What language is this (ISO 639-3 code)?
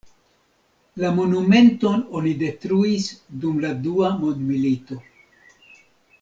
epo